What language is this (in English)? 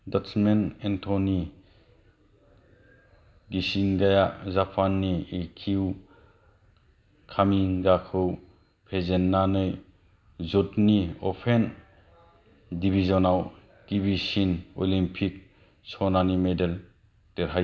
Bodo